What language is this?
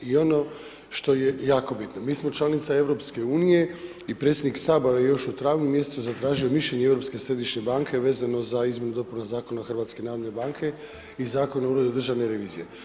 Croatian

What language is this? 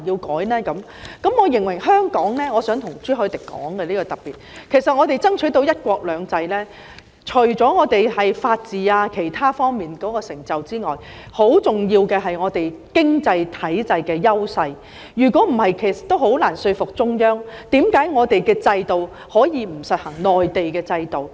Cantonese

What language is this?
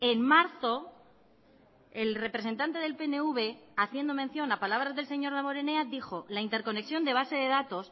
Spanish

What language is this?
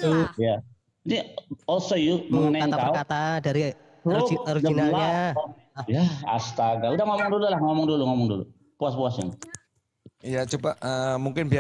Indonesian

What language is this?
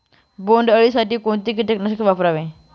Marathi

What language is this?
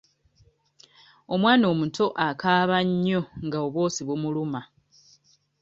Ganda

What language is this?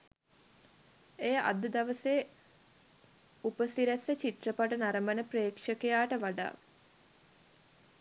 Sinhala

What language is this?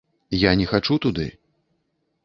Belarusian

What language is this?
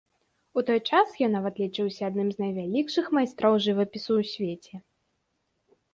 Belarusian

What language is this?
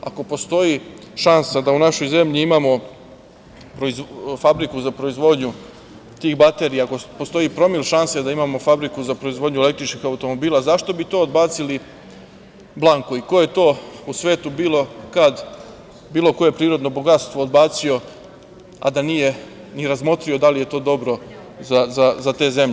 Serbian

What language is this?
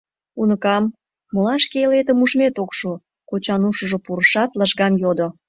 Mari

